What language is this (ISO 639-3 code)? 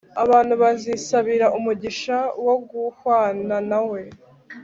kin